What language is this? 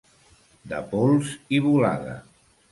Catalan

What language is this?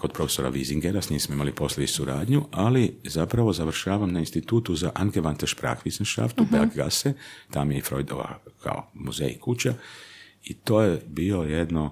Croatian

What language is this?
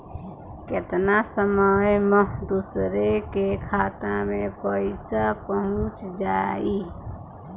Bhojpuri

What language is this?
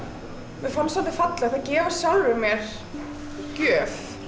Icelandic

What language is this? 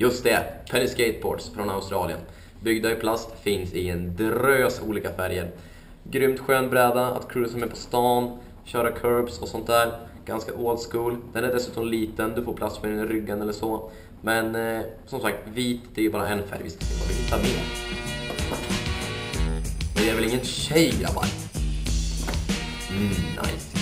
Swedish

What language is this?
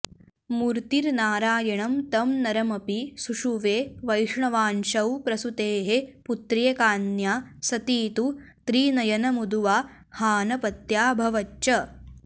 Sanskrit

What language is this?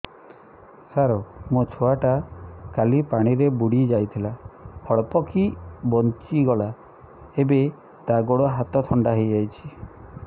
Odia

